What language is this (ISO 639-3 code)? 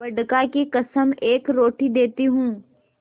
hin